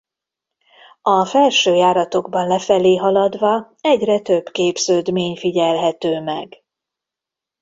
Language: Hungarian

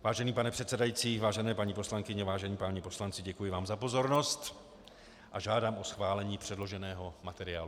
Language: Czech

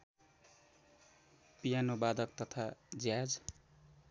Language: Nepali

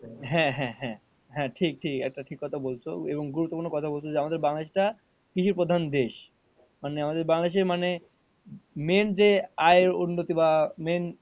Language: Bangla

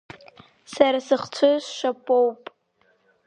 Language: Abkhazian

